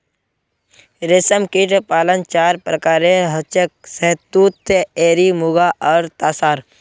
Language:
Magahi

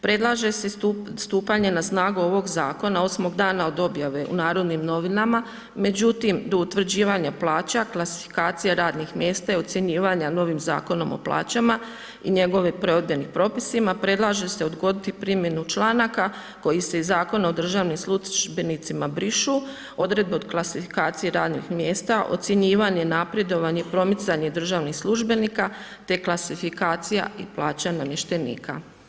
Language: Croatian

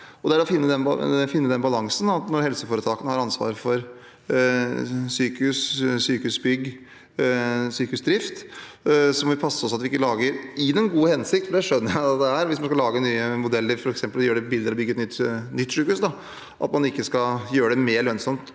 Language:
Norwegian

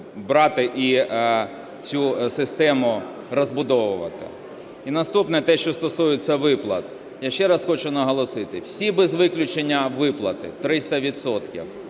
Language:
Ukrainian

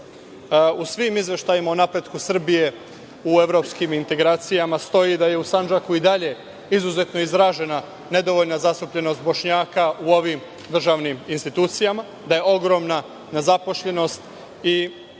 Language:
Serbian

